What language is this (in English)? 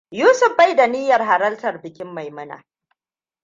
Hausa